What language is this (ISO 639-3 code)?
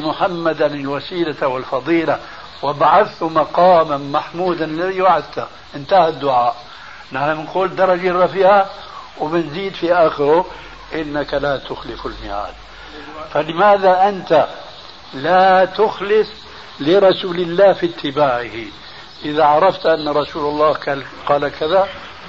ara